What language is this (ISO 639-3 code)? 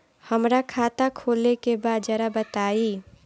bho